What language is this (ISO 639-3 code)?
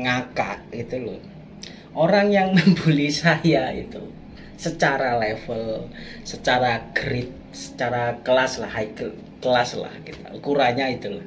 ind